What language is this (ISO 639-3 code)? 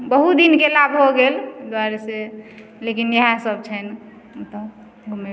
mai